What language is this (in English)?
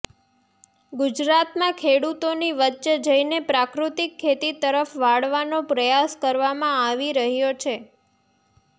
Gujarati